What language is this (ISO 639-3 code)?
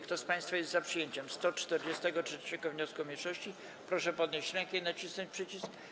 pol